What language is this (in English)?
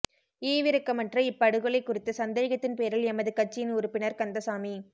Tamil